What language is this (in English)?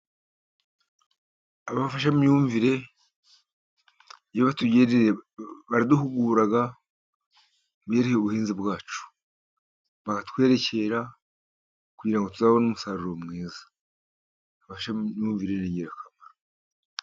Kinyarwanda